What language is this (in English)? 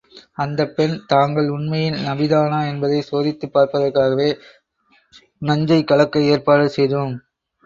Tamil